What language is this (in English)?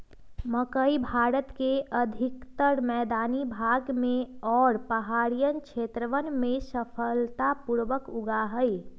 Magahi